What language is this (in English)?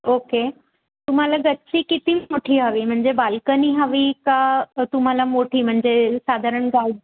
Marathi